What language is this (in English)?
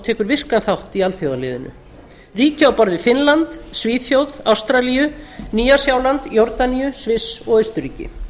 Icelandic